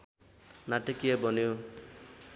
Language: Nepali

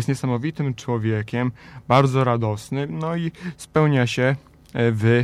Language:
Polish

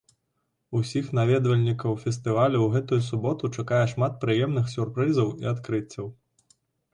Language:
Belarusian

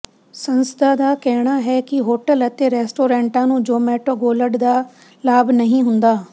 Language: Punjabi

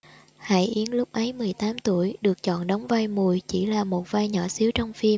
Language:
Vietnamese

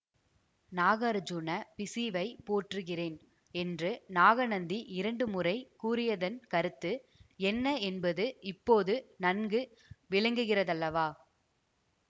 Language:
Tamil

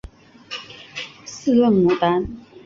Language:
Chinese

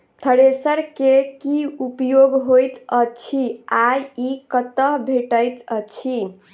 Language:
Maithili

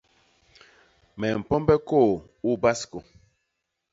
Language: Basaa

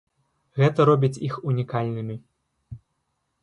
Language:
Belarusian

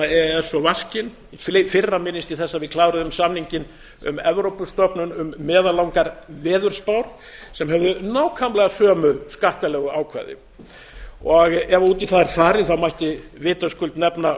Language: Icelandic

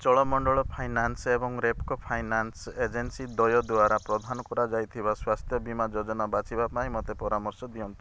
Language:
Odia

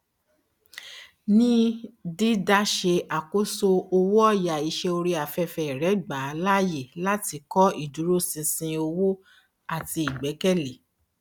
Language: Yoruba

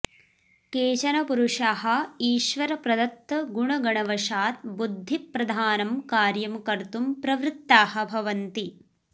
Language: Sanskrit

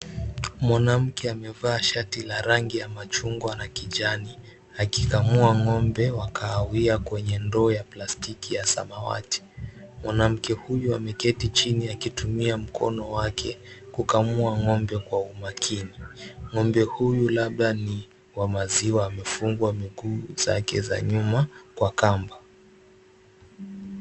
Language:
Swahili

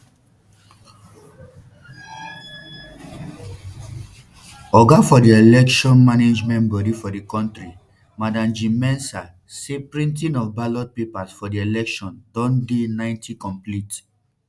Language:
Nigerian Pidgin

